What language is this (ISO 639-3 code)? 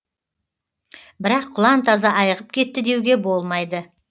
kaz